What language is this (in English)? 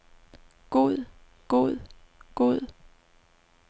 Danish